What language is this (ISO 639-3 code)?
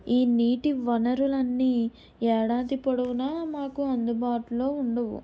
tel